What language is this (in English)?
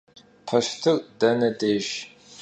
Kabardian